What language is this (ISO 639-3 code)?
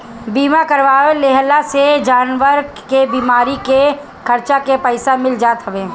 bho